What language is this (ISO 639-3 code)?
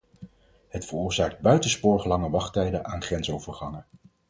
nld